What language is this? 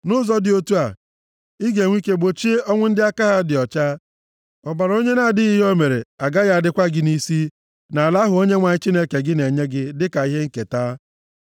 Igbo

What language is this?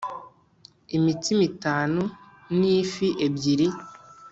Kinyarwanda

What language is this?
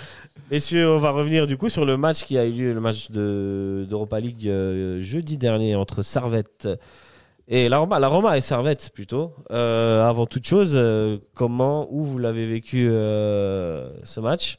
French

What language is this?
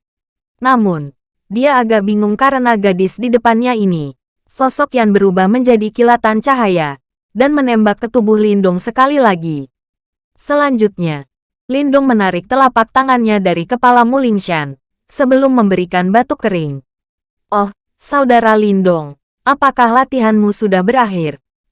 Indonesian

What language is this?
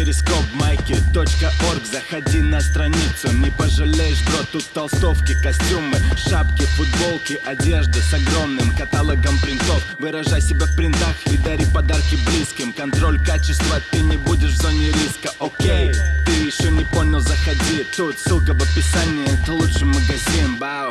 Russian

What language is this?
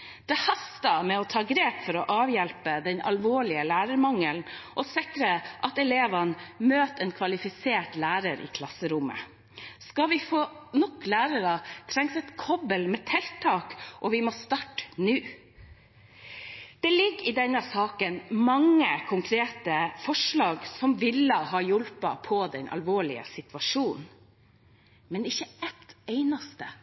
Norwegian Bokmål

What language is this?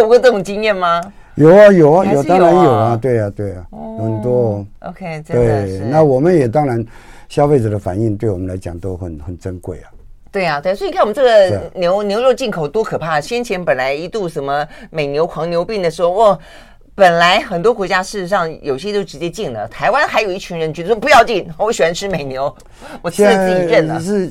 Chinese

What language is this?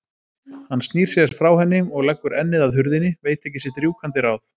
Icelandic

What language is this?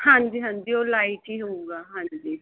Punjabi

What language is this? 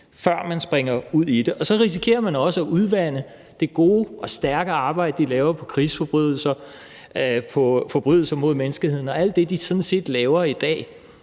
Danish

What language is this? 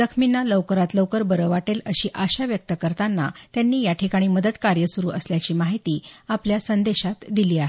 Marathi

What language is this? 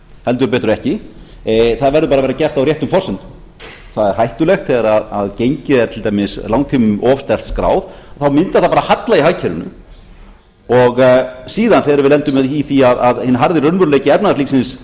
Icelandic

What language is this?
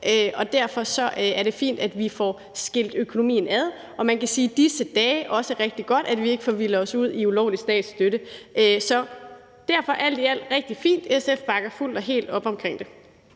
Danish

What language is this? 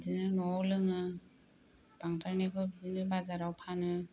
Bodo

